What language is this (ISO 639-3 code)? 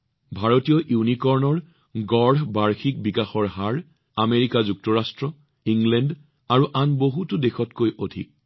asm